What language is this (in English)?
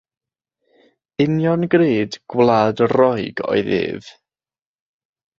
Welsh